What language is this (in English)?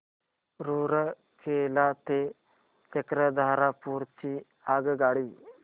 Marathi